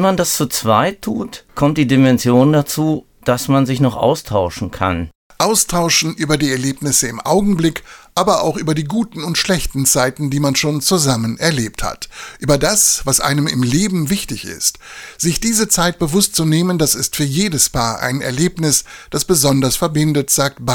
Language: German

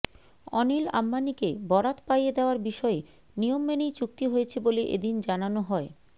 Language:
Bangla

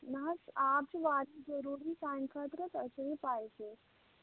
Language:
Kashmiri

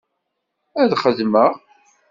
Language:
Kabyle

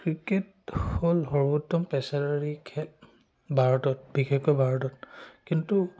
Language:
Assamese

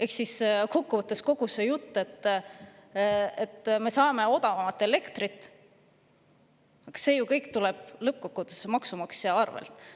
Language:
Estonian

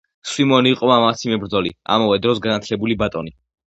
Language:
Georgian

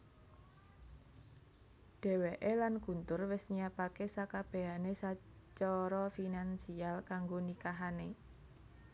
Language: Javanese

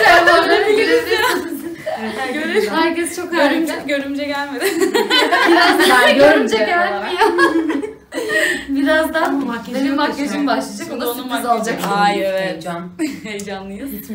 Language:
Turkish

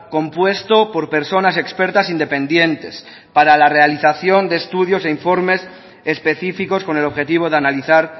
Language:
Spanish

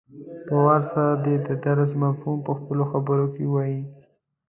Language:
Pashto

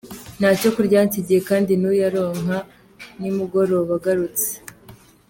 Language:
Kinyarwanda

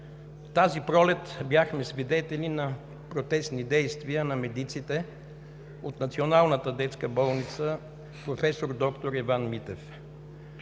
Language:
Bulgarian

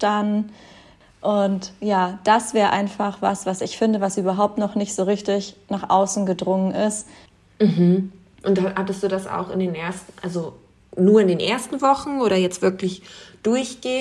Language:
German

